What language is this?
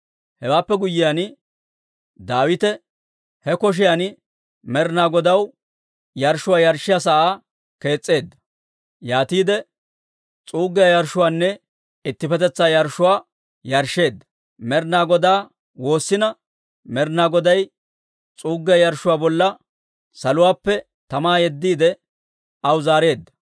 Dawro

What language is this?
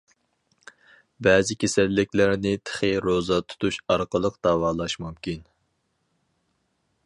Uyghur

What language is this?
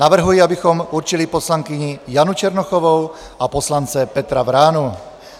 Czech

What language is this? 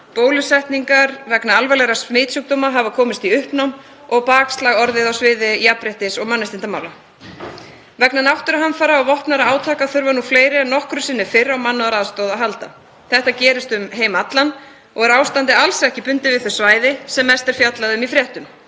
Icelandic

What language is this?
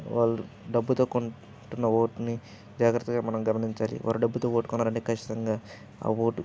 Telugu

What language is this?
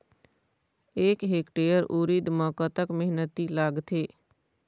Chhattisgarhi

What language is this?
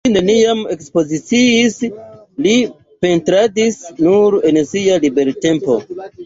Esperanto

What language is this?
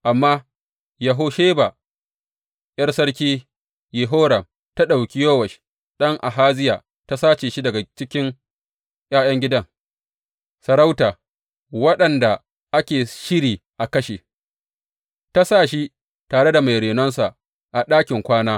Hausa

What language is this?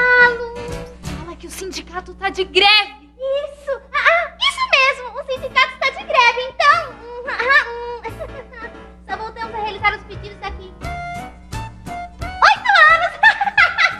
Portuguese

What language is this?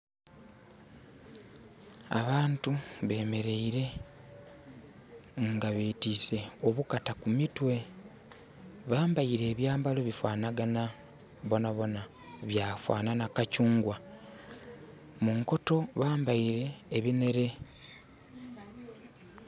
Soga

